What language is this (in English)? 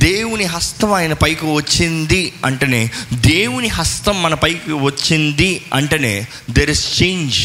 Telugu